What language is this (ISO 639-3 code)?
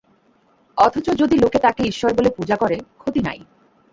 ben